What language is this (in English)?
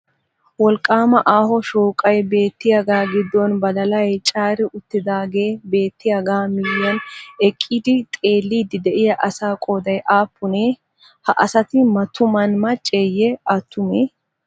Wolaytta